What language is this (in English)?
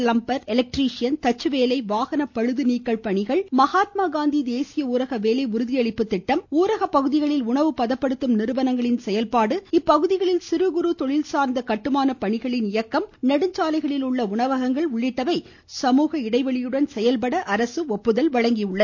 Tamil